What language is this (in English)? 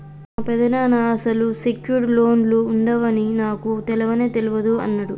Telugu